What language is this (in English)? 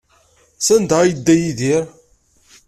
Kabyle